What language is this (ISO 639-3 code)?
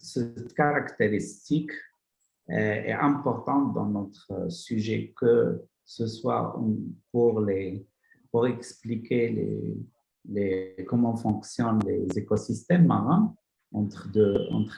fra